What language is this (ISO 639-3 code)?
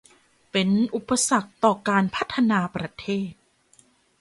tha